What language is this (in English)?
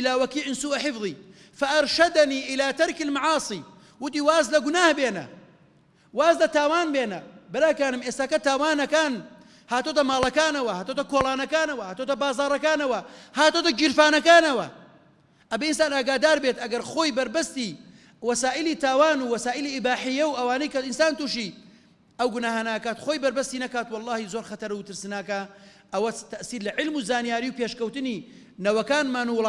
Arabic